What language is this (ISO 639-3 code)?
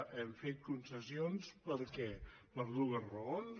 cat